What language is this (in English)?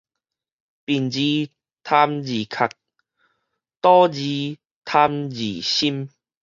Min Nan Chinese